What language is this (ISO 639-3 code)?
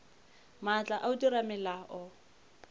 nso